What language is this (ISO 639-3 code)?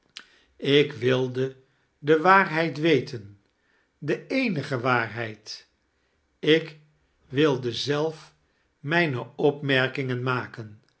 nld